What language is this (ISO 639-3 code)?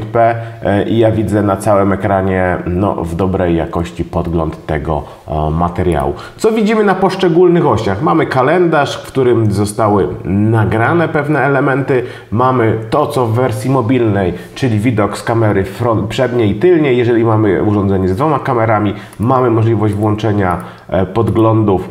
pol